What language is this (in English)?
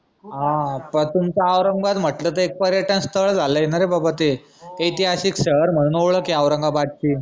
Marathi